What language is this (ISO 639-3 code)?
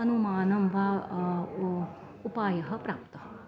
san